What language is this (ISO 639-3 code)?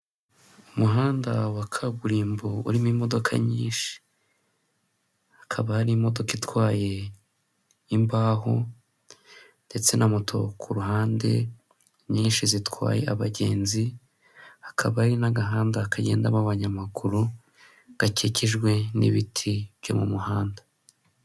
kin